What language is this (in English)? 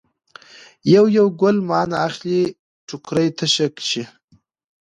Pashto